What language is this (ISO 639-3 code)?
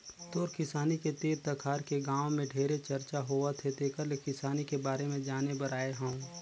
hne